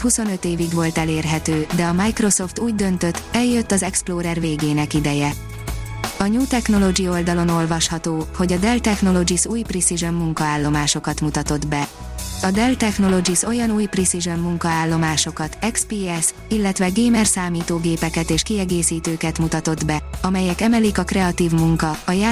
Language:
Hungarian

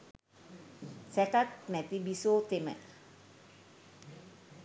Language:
Sinhala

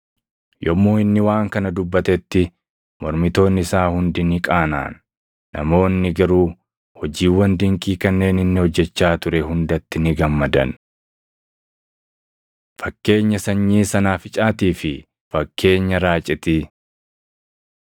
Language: Oromo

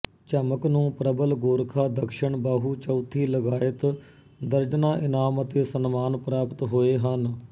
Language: Punjabi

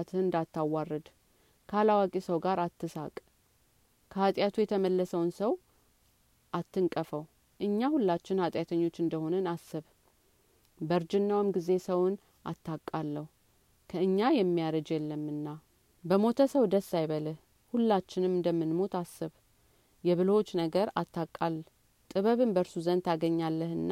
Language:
Amharic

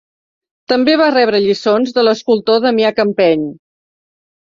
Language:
Catalan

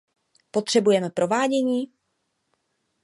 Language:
Czech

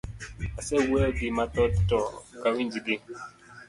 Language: Luo (Kenya and Tanzania)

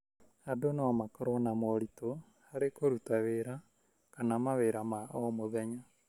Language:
Kikuyu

